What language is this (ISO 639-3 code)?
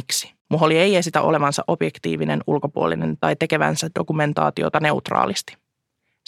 fin